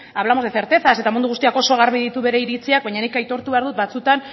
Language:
Basque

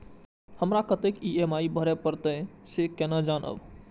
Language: Maithili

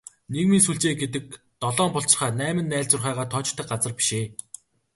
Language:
Mongolian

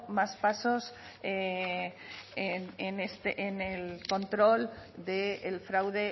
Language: Spanish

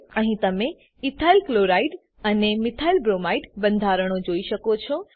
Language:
Gujarati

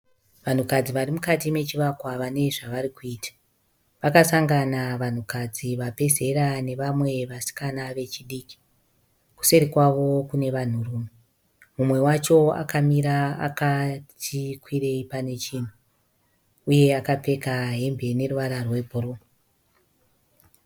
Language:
Shona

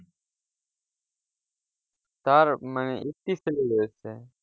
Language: Bangla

